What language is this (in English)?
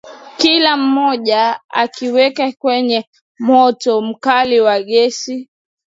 Swahili